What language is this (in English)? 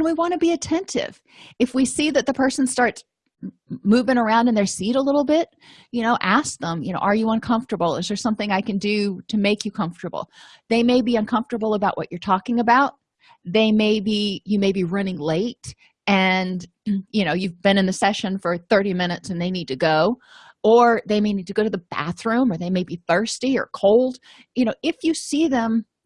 English